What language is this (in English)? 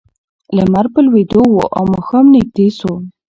Pashto